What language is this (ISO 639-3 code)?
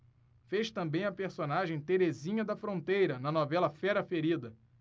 por